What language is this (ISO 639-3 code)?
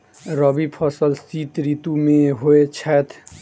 mai